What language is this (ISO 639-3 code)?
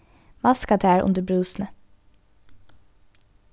fao